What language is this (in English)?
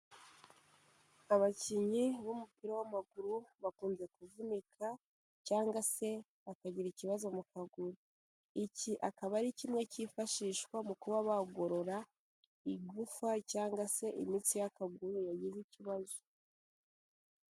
Kinyarwanda